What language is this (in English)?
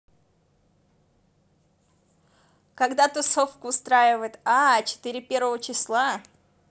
Russian